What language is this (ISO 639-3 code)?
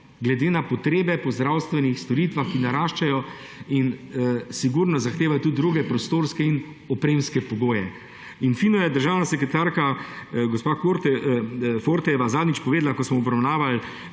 slv